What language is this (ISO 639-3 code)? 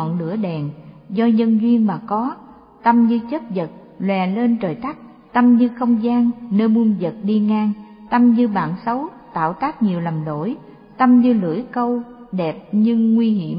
vie